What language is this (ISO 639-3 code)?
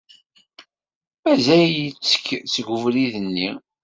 kab